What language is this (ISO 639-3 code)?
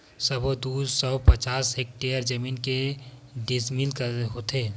hne